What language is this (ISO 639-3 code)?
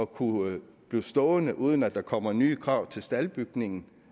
dan